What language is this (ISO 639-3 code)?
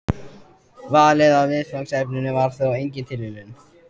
isl